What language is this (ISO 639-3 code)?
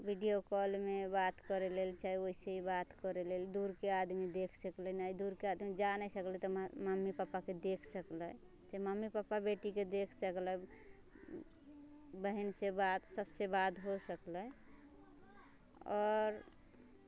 mai